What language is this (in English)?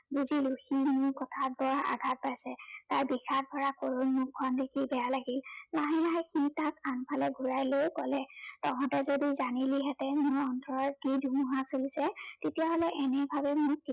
Assamese